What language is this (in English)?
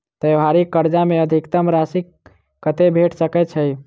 Maithili